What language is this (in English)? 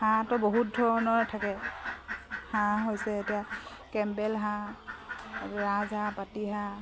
Assamese